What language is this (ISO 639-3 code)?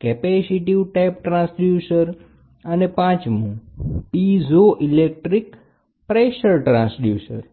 guj